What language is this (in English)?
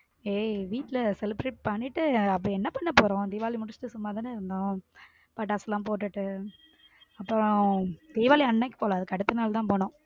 Tamil